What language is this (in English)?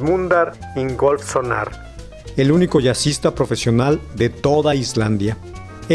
Spanish